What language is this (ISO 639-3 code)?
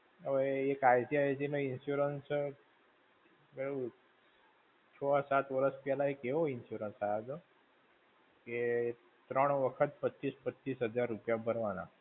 guj